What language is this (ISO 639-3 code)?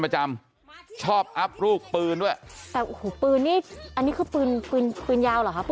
tha